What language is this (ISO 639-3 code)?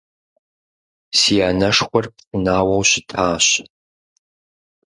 kbd